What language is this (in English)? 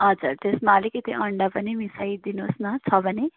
Nepali